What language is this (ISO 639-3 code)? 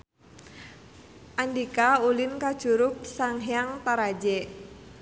sun